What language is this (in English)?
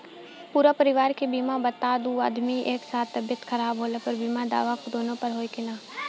Bhojpuri